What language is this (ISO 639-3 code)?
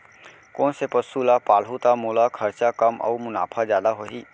hne